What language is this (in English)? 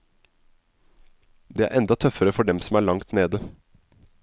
Norwegian